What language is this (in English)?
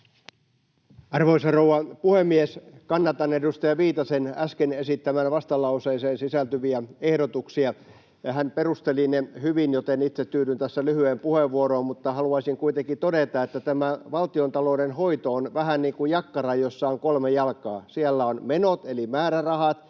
Finnish